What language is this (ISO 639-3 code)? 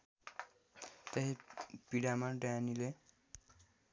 nep